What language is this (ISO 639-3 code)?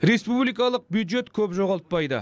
kaz